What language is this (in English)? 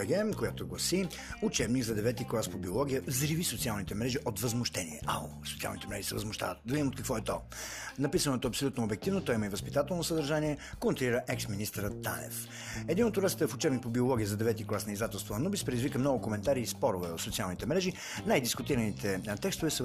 Bulgarian